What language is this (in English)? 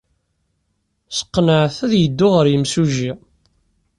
Kabyle